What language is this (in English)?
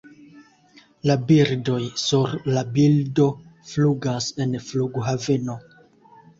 Esperanto